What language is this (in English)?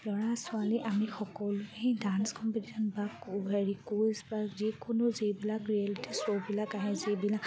Assamese